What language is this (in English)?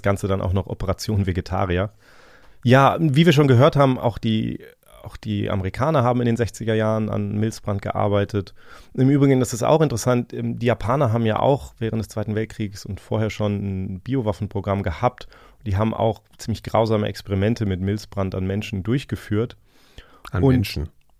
German